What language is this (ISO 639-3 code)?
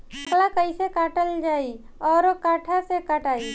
bho